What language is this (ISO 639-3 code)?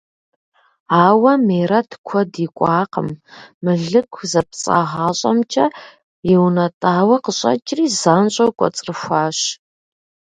kbd